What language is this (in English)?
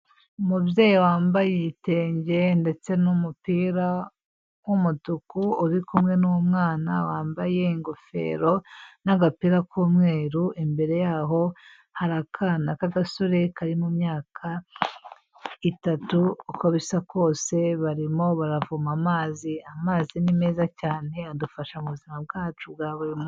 Kinyarwanda